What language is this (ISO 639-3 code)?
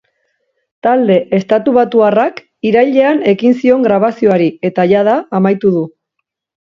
eus